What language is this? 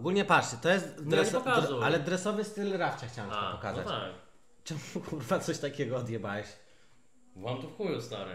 Polish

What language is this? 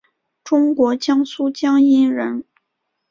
Chinese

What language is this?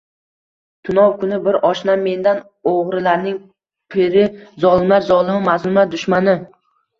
Uzbek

